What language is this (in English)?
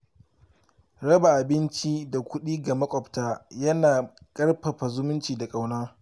Hausa